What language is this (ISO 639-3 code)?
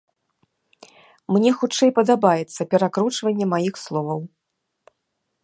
bel